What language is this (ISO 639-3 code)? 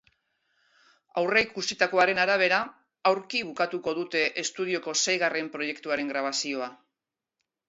eus